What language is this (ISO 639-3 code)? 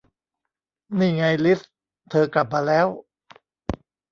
tha